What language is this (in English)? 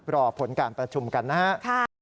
Thai